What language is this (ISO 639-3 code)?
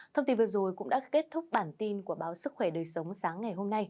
vie